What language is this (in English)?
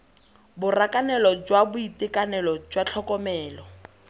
Tswana